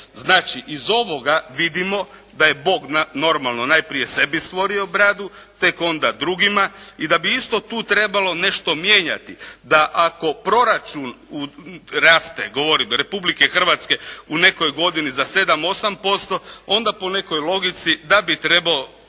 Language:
Croatian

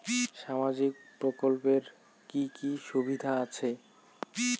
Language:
Bangla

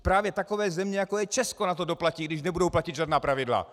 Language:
Czech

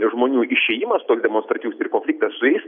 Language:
Lithuanian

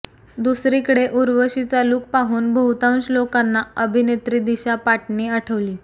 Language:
Marathi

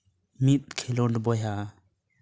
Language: Santali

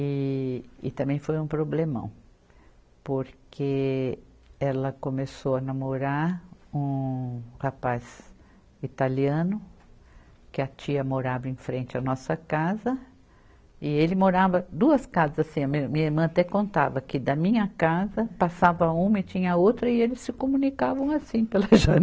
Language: Portuguese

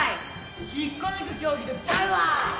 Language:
Japanese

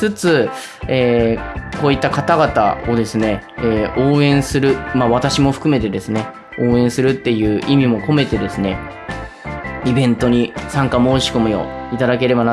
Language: Japanese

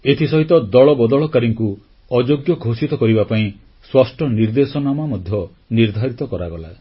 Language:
Odia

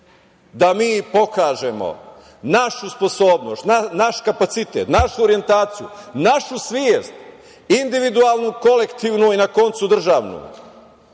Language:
Serbian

